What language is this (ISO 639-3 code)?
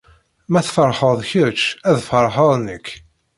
kab